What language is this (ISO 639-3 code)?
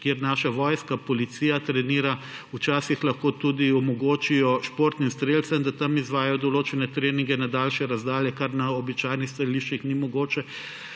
slv